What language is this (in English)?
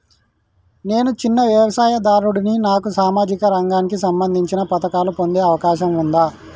Telugu